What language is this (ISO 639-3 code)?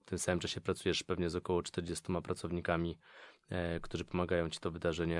pol